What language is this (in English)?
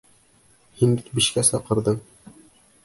Bashkir